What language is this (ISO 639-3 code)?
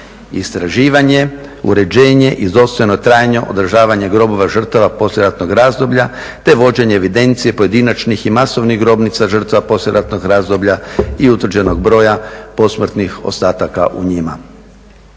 hrv